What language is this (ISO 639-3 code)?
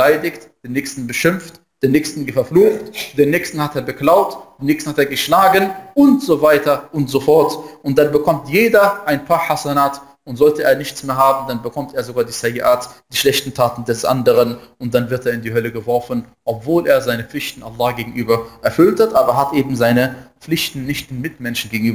deu